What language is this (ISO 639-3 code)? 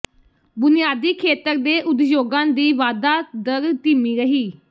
pan